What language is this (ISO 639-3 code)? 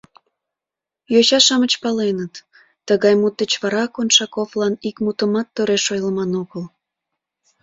chm